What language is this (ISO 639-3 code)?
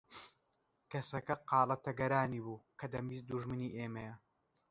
ckb